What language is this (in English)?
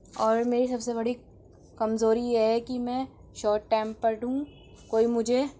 Urdu